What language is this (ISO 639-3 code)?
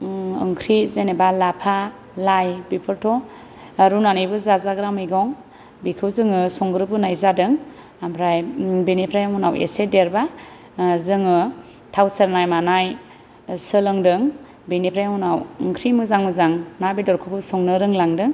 brx